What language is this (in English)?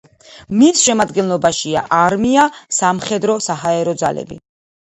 Georgian